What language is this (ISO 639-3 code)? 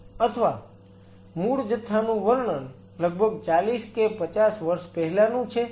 guj